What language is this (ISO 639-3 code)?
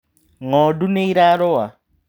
kik